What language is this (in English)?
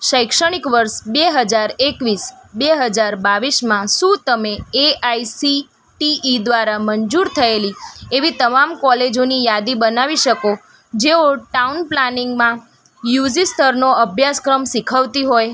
Gujarati